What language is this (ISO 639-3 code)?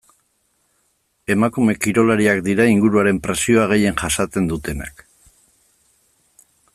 eus